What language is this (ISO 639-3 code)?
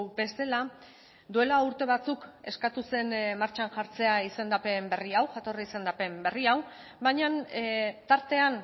eus